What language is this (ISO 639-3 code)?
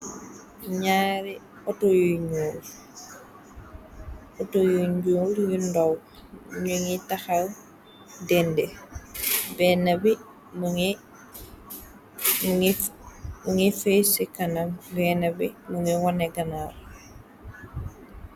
wol